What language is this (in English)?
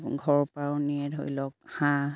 Assamese